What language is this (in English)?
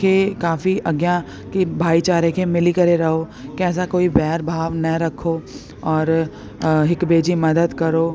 Sindhi